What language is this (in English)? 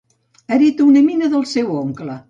Catalan